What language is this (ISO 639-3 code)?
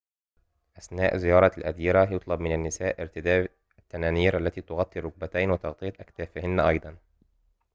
ara